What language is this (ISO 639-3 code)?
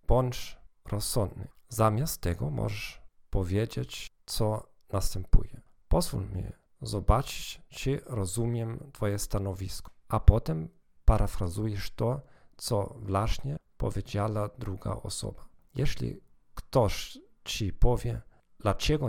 pol